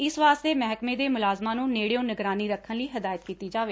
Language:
Punjabi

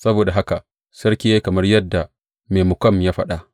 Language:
Hausa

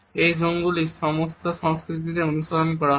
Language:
Bangla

